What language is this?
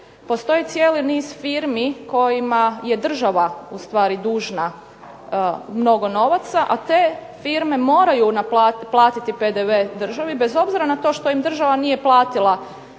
Croatian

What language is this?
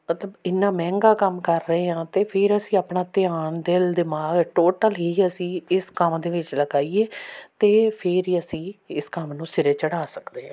Punjabi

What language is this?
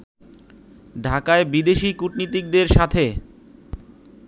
Bangla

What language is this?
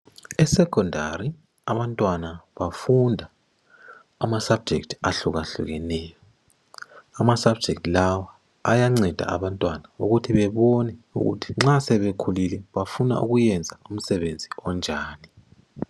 North Ndebele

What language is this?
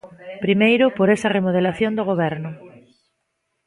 Galician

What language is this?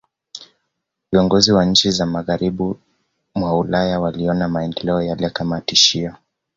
Swahili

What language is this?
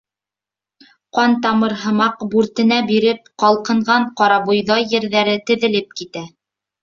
Bashkir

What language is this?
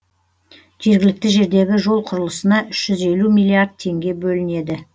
Kazakh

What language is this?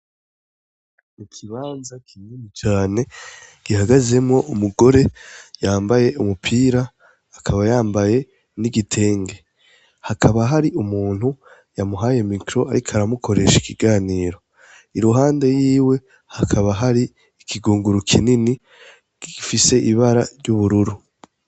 Rundi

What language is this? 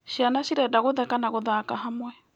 Kikuyu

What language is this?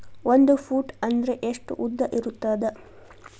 Kannada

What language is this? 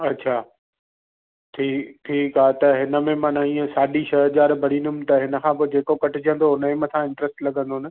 Sindhi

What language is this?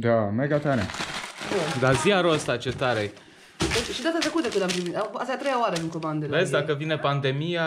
Romanian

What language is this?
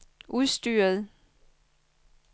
Danish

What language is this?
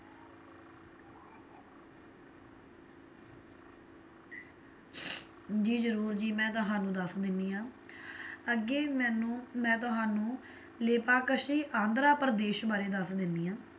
Punjabi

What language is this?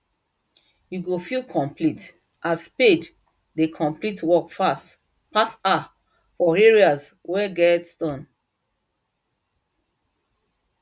Nigerian Pidgin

